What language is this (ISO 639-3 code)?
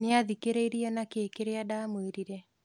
kik